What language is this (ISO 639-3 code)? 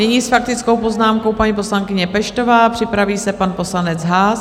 ces